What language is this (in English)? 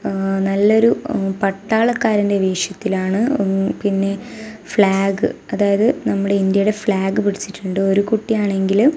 Malayalam